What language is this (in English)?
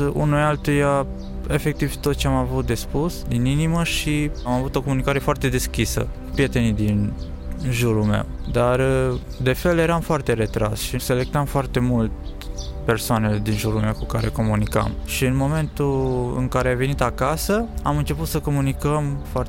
Romanian